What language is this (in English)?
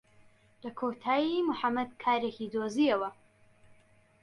Central Kurdish